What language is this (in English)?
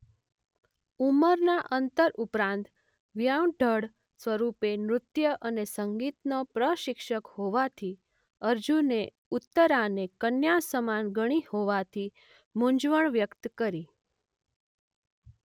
Gujarati